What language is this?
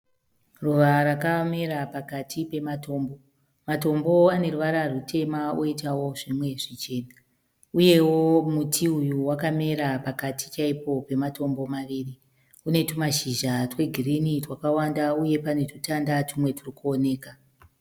Shona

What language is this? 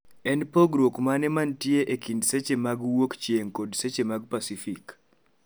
Luo (Kenya and Tanzania)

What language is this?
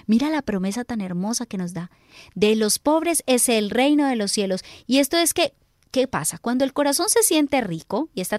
Spanish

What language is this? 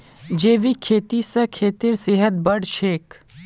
Magahi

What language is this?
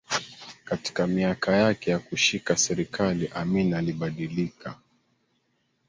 Swahili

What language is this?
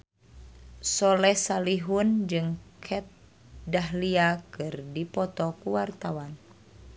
Sundanese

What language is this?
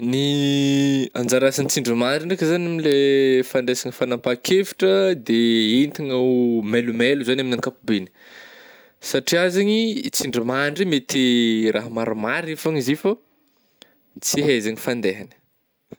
Northern Betsimisaraka Malagasy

